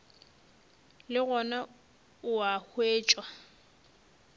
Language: Northern Sotho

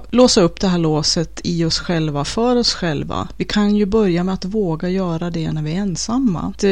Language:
Swedish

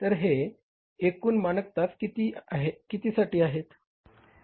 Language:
Marathi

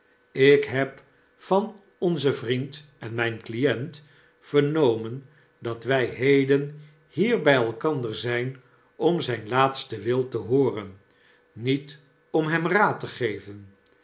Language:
Dutch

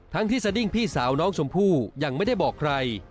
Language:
Thai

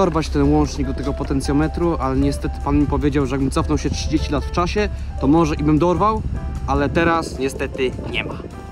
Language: Polish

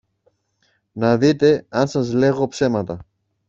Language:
Greek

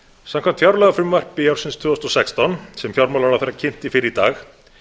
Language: Icelandic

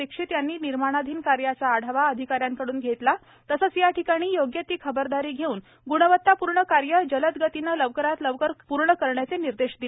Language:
Marathi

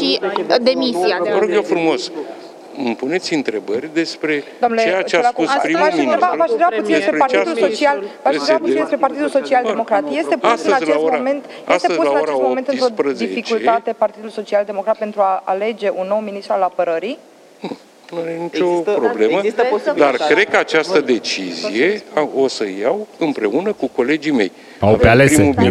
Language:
Romanian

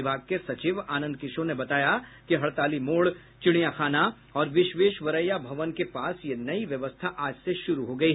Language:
Hindi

